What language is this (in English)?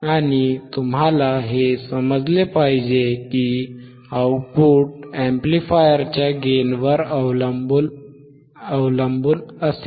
Marathi